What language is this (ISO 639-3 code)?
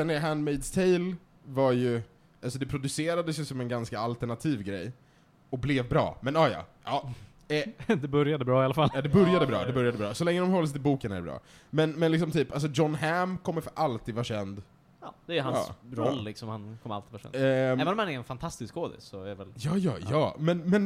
swe